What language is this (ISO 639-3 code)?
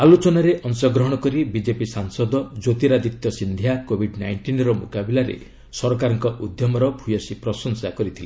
ori